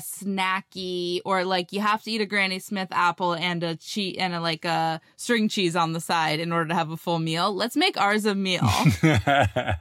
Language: English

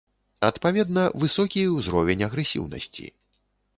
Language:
Belarusian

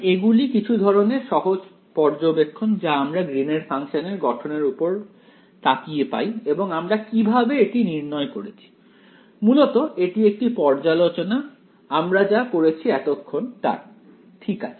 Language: Bangla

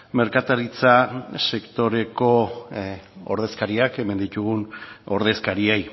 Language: Basque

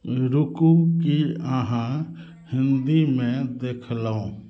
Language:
Maithili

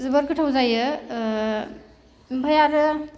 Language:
Bodo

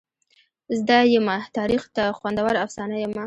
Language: Pashto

